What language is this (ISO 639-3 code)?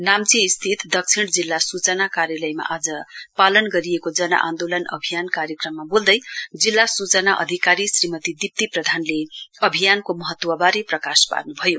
nep